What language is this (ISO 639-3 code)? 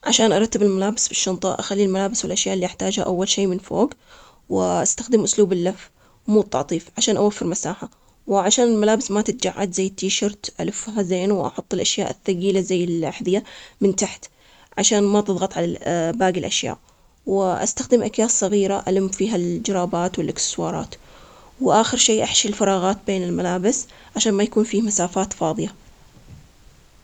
acx